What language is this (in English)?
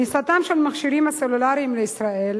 Hebrew